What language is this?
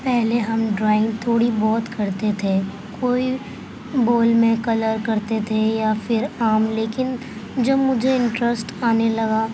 Urdu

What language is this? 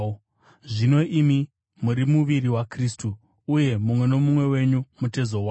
Shona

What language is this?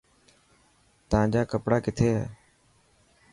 Dhatki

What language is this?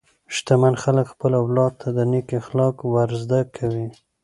Pashto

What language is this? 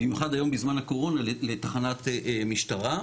Hebrew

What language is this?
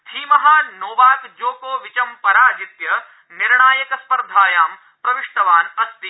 Sanskrit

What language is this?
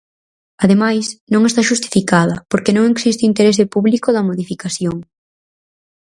Galician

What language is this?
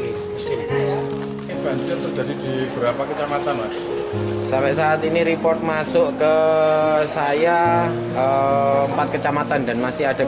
Indonesian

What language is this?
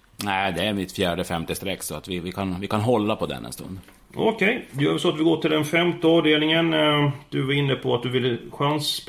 Swedish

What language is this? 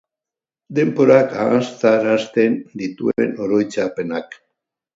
Basque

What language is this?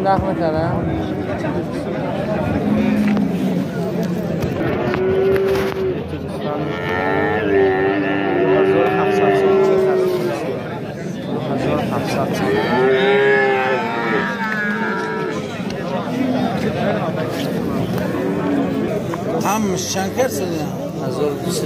Persian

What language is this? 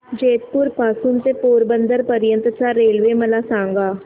Marathi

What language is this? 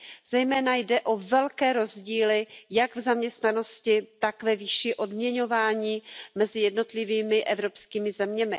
Czech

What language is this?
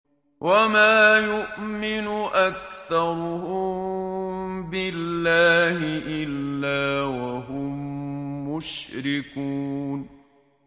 Arabic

